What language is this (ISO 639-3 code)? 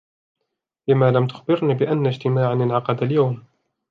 ara